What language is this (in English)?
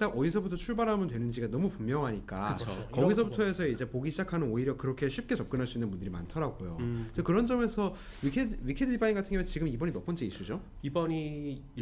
Korean